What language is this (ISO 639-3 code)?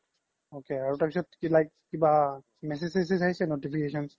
asm